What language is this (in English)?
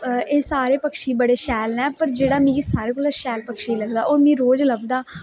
Dogri